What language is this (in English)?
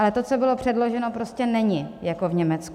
Czech